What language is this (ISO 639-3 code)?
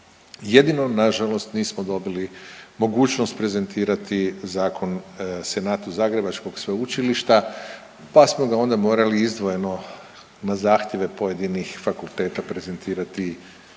hrv